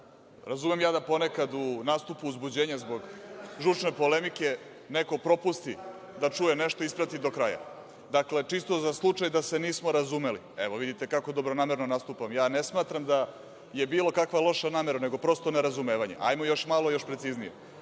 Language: Serbian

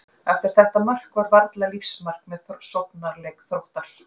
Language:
Icelandic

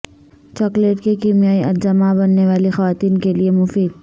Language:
Urdu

